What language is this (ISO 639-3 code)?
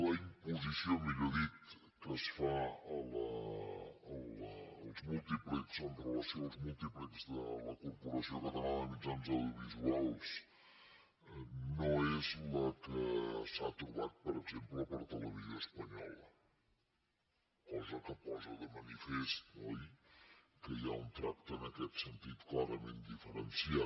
cat